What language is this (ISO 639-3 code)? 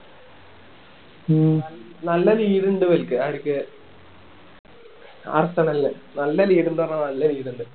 mal